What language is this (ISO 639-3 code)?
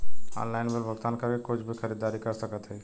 bho